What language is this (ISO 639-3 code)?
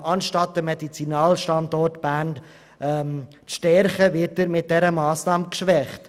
gsw